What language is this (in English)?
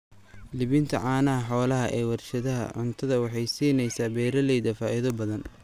Somali